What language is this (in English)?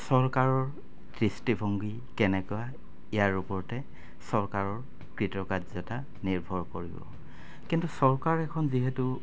Assamese